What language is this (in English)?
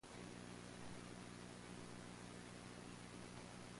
English